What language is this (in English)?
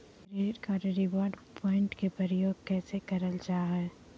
Magahi